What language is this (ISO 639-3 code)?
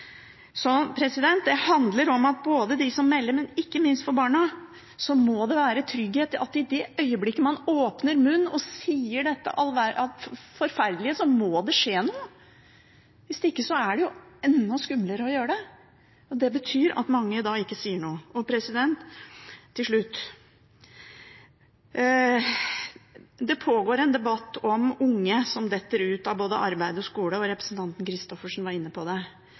nob